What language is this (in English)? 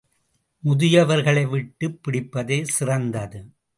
Tamil